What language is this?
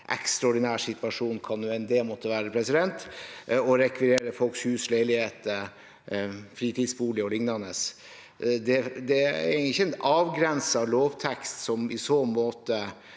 Norwegian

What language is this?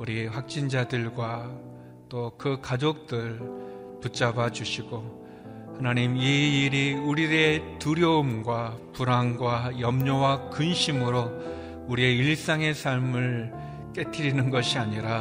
Korean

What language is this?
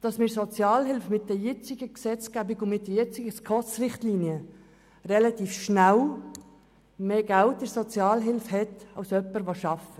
Swiss German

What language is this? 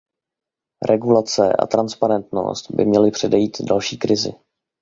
Czech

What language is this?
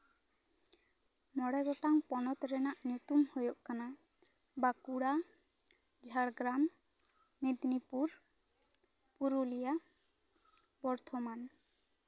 Santali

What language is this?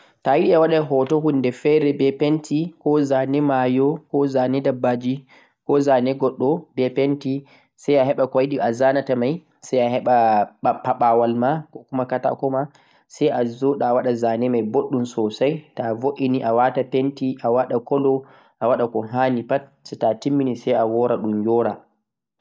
Central-Eastern Niger Fulfulde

